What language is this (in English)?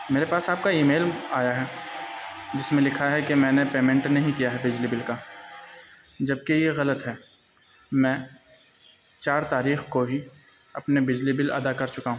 Urdu